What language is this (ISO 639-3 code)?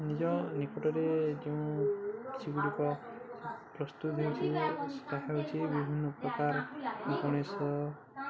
ori